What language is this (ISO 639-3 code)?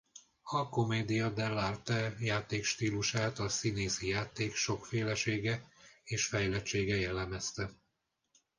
hun